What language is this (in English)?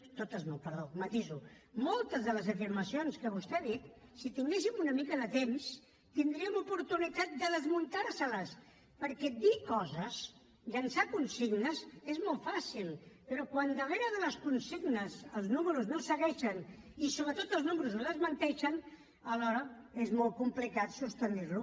Catalan